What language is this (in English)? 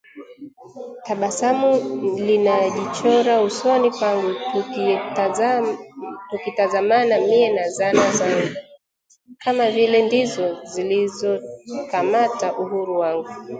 Swahili